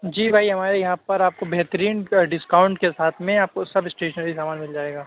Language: Urdu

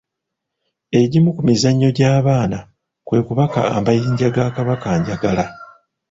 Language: Ganda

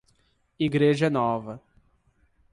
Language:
Portuguese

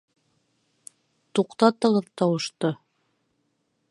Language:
Bashkir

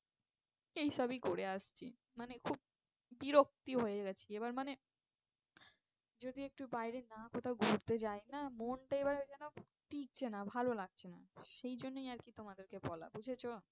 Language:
Bangla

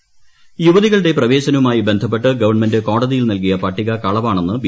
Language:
Malayalam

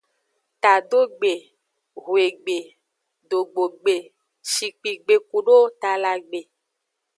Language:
Aja (Benin)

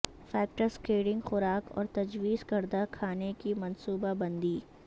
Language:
Urdu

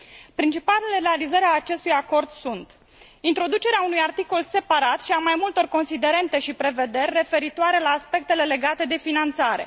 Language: Romanian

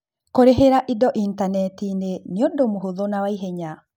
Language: Kikuyu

